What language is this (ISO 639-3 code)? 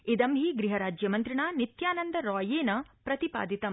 san